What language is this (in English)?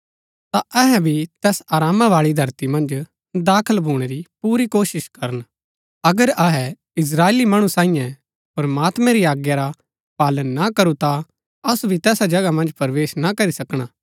Gaddi